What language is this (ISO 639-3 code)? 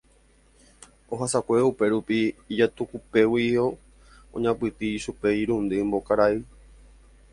grn